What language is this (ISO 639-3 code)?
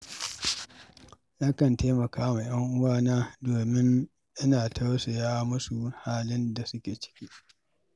hau